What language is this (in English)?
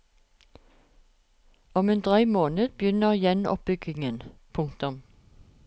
Norwegian